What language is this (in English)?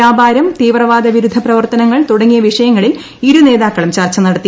Malayalam